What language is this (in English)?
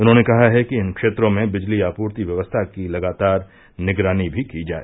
Hindi